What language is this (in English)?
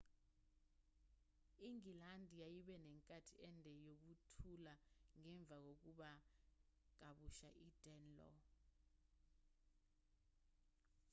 Zulu